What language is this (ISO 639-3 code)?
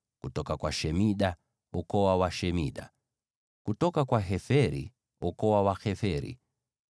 swa